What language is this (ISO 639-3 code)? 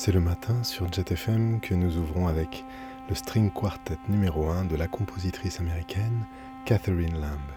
fra